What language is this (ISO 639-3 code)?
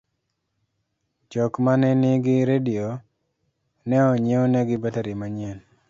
luo